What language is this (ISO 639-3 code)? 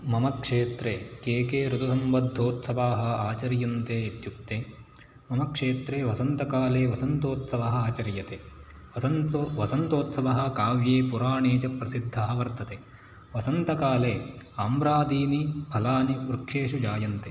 san